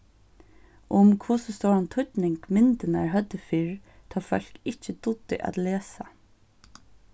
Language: Faroese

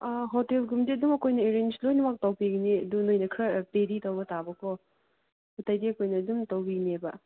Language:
Manipuri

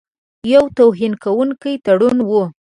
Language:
Pashto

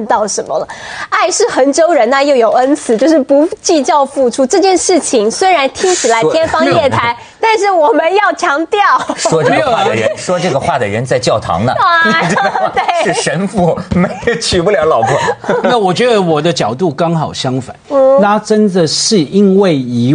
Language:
Chinese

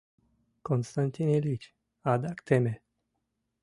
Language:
Mari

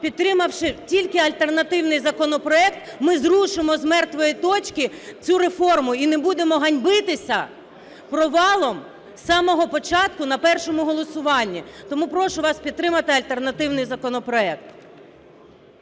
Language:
Ukrainian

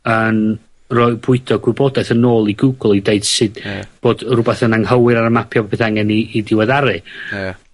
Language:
Welsh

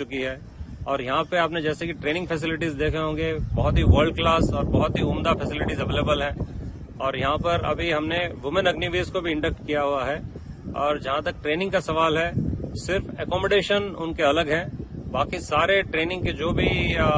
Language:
Hindi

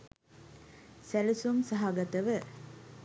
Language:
Sinhala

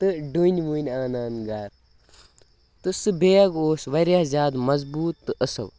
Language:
Kashmiri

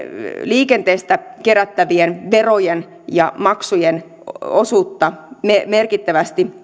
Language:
Finnish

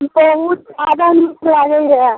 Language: Maithili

